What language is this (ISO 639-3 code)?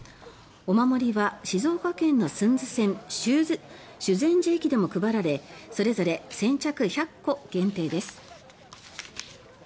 jpn